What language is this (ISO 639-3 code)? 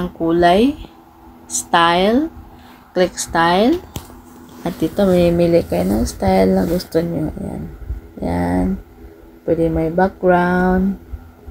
fil